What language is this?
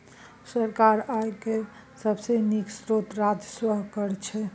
Maithili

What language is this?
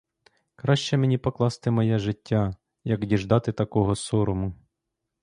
Ukrainian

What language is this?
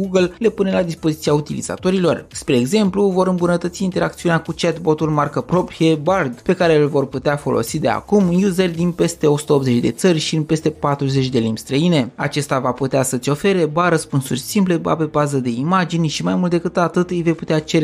Romanian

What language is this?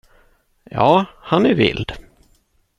Swedish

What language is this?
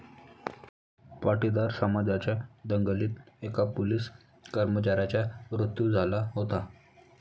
Marathi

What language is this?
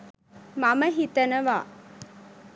Sinhala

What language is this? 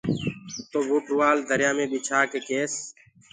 Gurgula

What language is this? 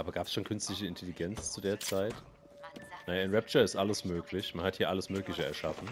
German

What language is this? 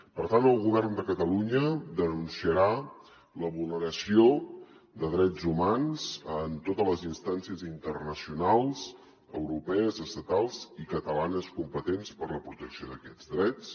Catalan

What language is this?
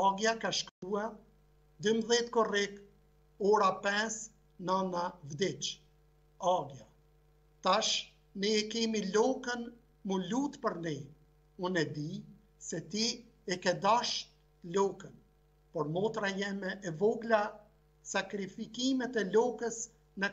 Romanian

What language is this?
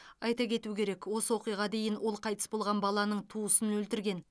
Kazakh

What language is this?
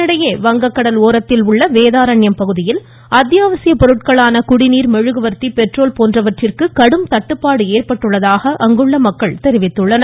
Tamil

